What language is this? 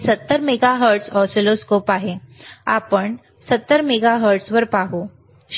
Marathi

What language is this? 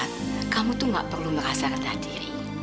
Indonesian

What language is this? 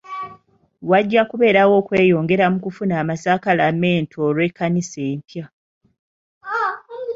Ganda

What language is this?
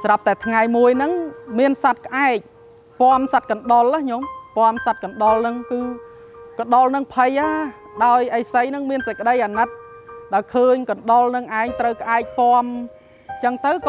Thai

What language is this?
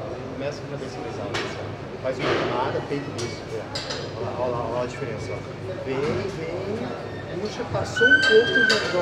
Portuguese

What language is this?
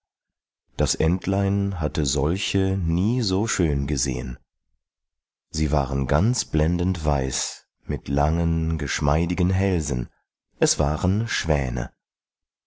German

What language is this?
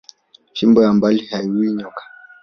Swahili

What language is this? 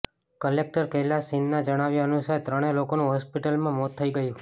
Gujarati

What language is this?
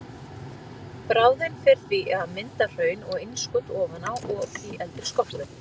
Icelandic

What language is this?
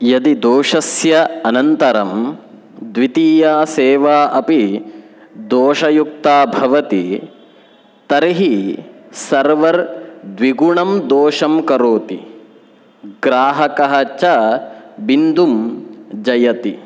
Sanskrit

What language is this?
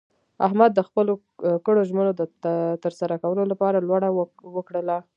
Pashto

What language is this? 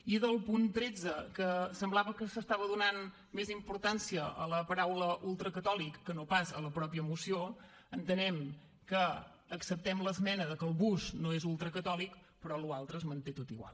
Catalan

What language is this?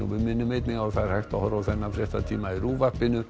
Icelandic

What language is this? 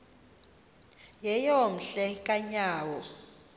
Xhosa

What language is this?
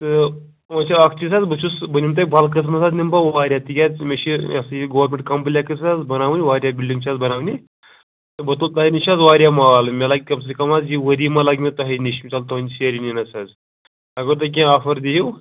Kashmiri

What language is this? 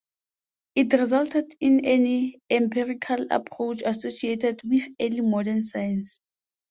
English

